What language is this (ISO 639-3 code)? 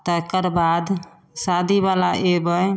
mai